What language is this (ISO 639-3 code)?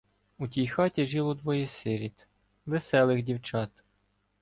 ukr